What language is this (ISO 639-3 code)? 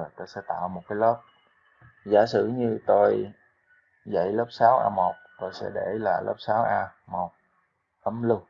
vie